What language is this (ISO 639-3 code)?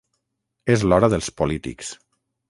cat